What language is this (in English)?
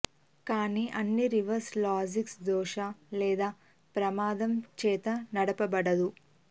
Telugu